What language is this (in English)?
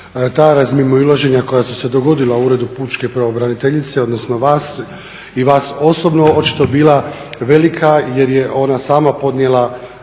Croatian